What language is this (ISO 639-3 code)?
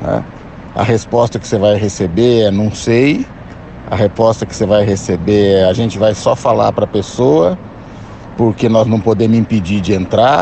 por